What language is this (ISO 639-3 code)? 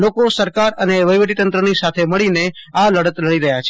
guj